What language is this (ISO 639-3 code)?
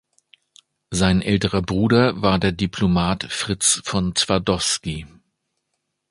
deu